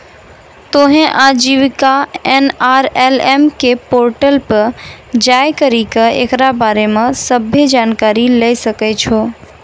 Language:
Maithili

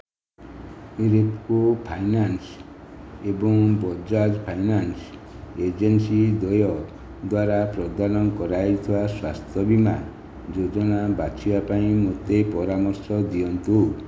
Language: Odia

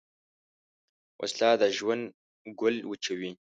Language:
Pashto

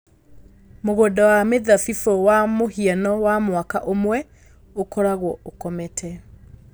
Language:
Kikuyu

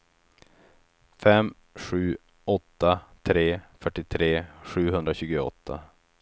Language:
Swedish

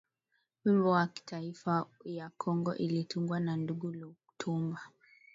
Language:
Swahili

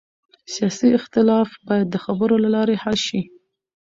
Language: Pashto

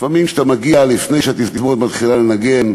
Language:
Hebrew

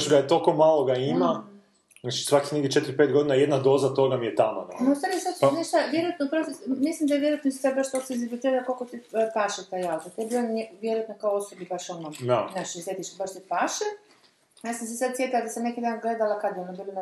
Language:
Croatian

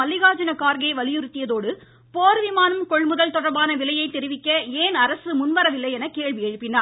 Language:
Tamil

